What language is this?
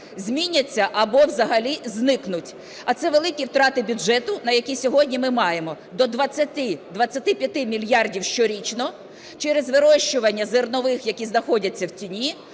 Ukrainian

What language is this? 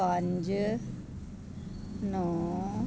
Punjabi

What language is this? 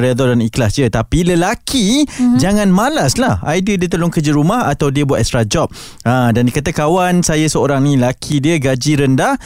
Malay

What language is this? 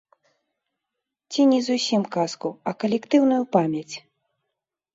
Belarusian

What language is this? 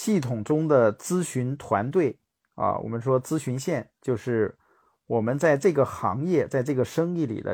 Chinese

